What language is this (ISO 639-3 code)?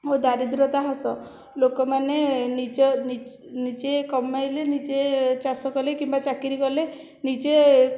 ori